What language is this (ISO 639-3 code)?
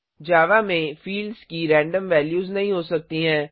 hin